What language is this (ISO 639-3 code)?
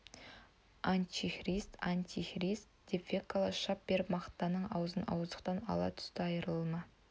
kaz